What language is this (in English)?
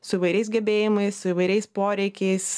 Lithuanian